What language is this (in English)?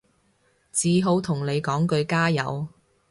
Cantonese